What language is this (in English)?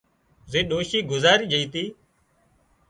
Wadiyara Koli